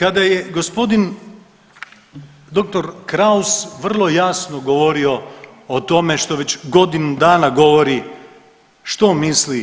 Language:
Croatian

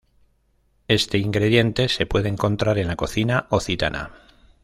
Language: Spanish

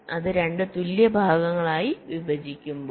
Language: Malayalam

